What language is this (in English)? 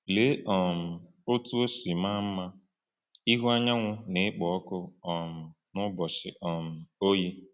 Igbo